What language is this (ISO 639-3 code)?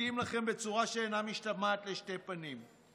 heb